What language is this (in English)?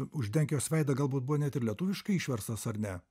Lithuanian